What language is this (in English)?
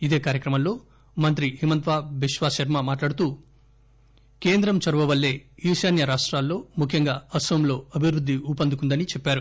Telugu